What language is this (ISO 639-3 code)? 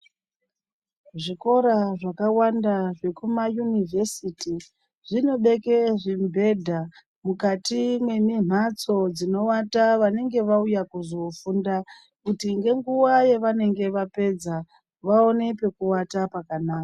ndc